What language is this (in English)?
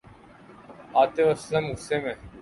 Urdu